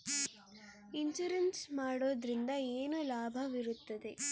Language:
Kannada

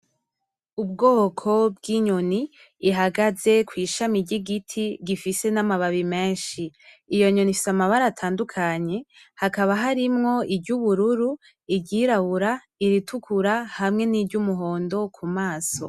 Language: Rundi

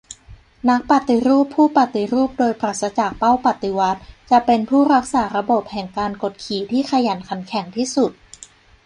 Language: Thai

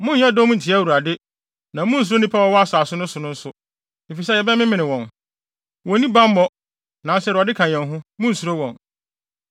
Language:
Akan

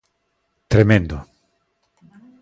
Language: Galician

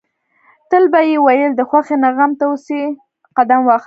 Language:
Pashto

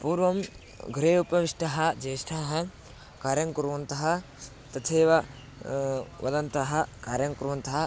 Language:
Sanskrit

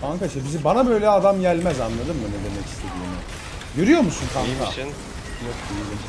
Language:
Turkish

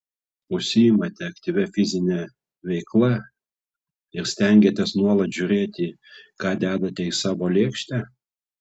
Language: Lithuanian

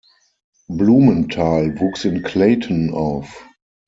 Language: German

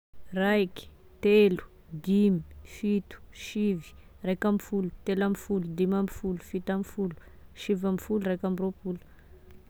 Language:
Tesaka Malagasy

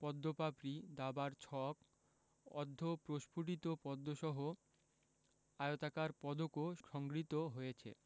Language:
Bangla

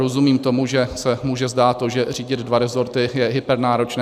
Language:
Czech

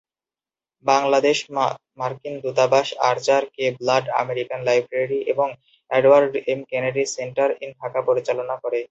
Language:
Bangla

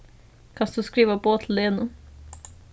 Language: Faroese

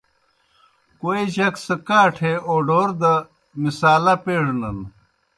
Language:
Kohistani Shina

